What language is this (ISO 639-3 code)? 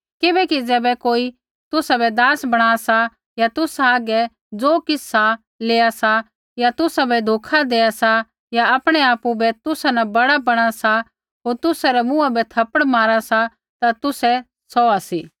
kfx